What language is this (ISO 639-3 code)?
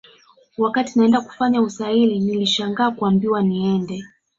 swa